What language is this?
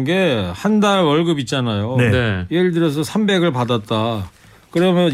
Korean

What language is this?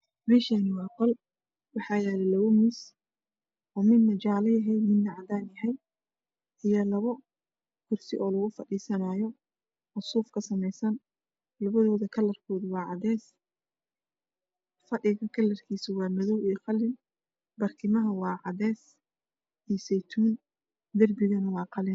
Somali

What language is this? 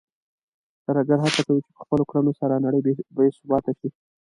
Pashto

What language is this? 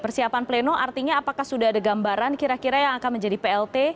Indonesian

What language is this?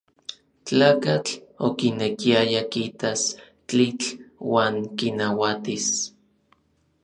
Orizaba Nahuatl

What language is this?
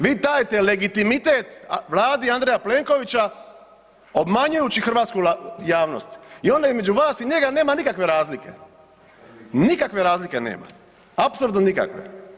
Croatian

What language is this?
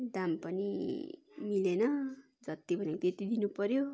Nepali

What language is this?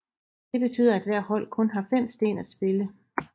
Danish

